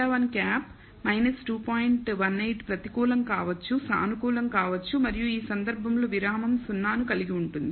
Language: Telugu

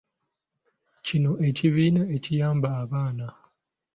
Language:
Ganda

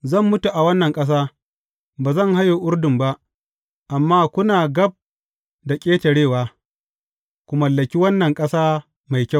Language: Hausa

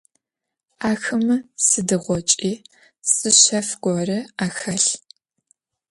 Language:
Adyghe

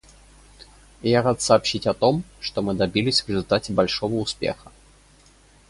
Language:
Russian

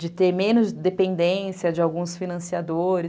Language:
Portuguese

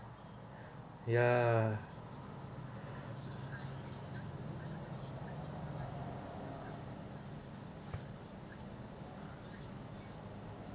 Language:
English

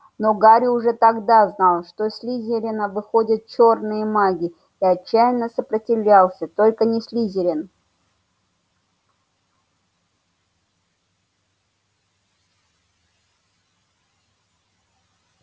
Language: Russian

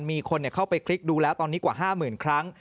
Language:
Thai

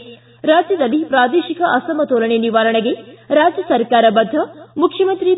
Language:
Kannada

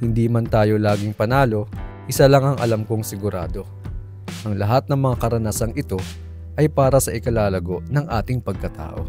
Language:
Filipino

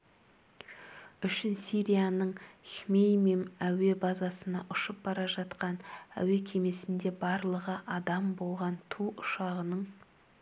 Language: Kazakh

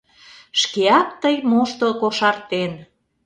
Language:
Mari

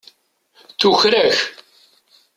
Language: Kabyle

